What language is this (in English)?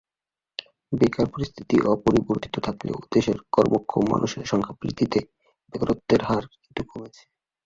Bangla